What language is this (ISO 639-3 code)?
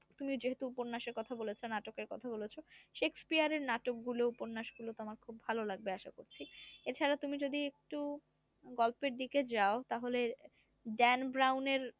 ben